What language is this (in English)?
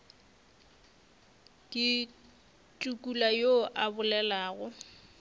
Northern Sotho